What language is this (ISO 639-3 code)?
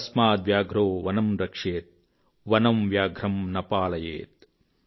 tel